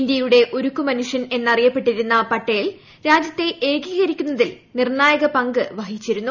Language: Malayalam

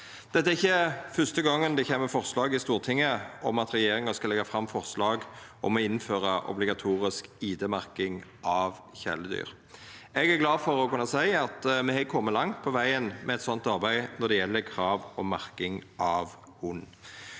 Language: Norwegian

